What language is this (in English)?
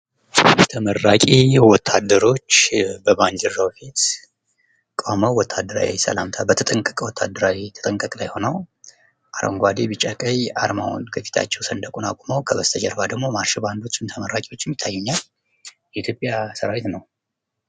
Amharic